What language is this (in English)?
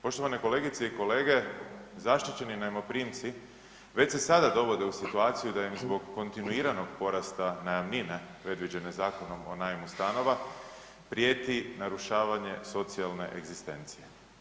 Croatian